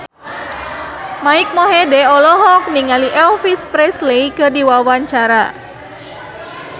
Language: Sundanese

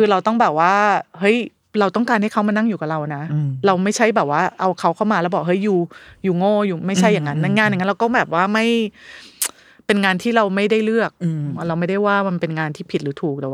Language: Thai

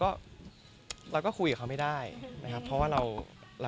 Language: Thai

